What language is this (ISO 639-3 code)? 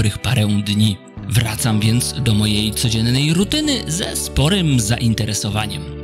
pol